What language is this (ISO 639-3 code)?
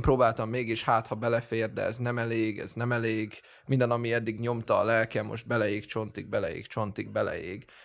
hun